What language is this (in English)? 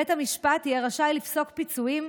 Hebrew